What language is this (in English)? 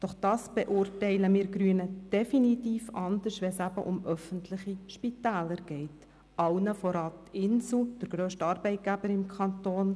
Swiss German